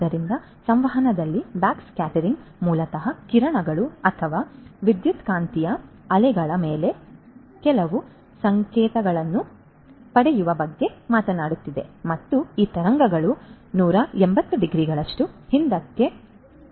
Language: Kannada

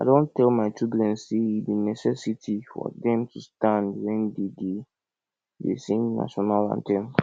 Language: Nigerian Pidgin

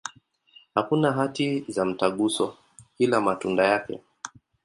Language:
Swahili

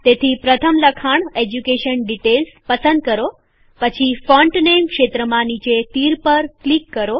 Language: Gujarati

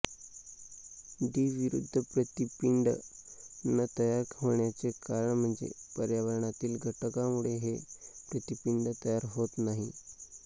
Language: Marathi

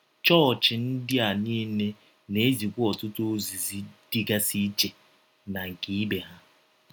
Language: Igbo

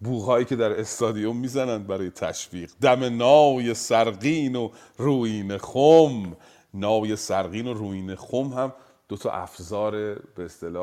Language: Persian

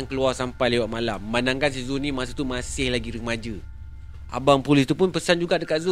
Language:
Malay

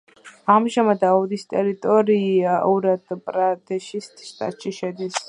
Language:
Georgian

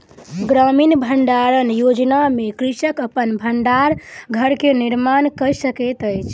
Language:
Maithili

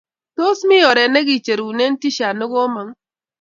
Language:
Kalenjin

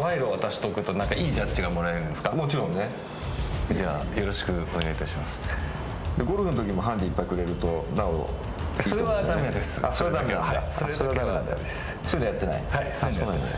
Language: Japanese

